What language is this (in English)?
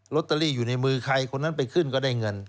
Thai